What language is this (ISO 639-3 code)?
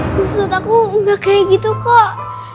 ind